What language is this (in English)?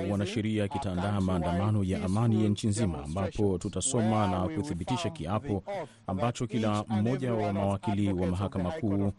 Swahili